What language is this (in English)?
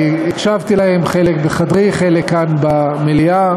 Hebrew